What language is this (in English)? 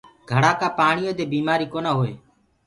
Gurgula